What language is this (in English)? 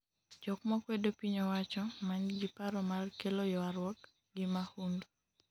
Luo (Kenya and Tanzania)